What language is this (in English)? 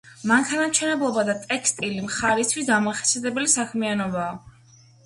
Georgian